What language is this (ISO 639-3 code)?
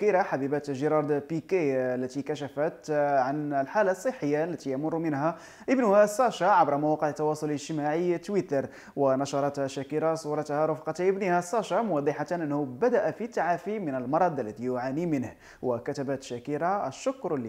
ara